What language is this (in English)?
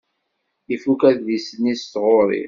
Kabyle